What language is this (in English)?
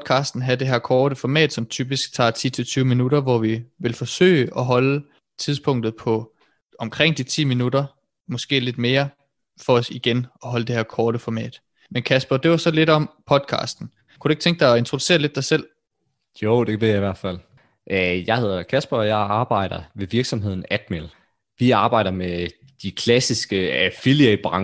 Danish